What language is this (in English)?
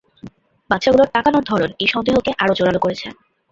Bangla